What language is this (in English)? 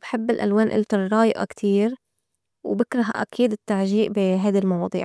North Levantine Arabic